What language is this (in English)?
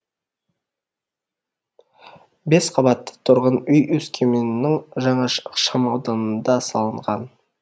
Kazakh